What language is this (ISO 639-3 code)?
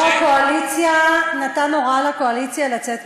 heb